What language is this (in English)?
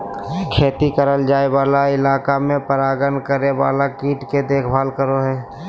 Magahi